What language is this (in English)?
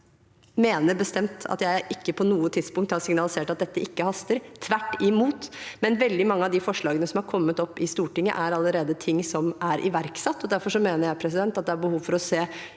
Norwegian